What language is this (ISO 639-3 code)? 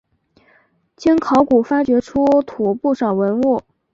zho